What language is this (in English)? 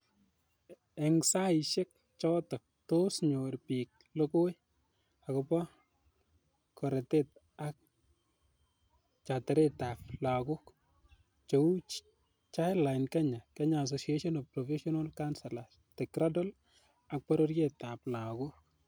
Kalenjin